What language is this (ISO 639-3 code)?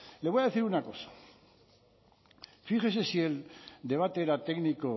spa